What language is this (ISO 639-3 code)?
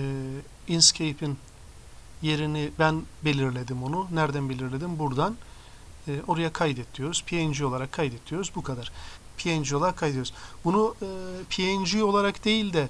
tur